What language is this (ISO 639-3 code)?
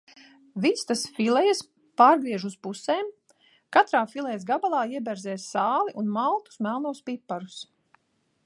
lav